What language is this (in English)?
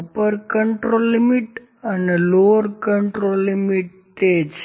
Gujarati